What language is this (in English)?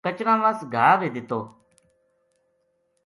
Gujari